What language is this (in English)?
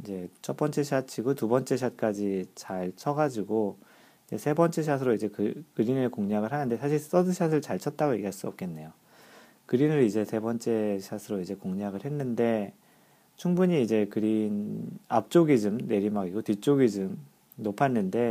Korean